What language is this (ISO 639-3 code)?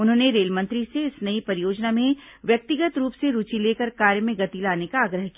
hin